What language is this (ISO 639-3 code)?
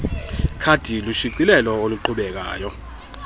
xho